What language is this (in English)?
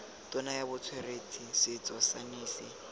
Tswana